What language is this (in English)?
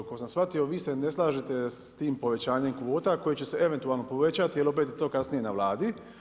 Croatian